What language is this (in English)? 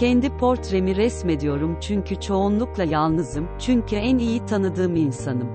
Turkish